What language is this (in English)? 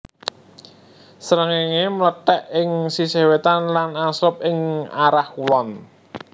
Javanese